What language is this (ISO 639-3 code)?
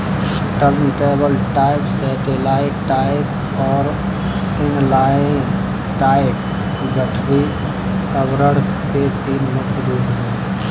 hin